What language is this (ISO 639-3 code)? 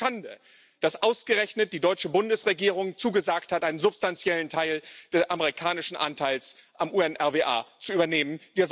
deu